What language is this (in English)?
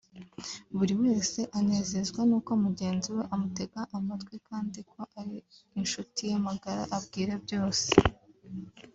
Kinyarwanda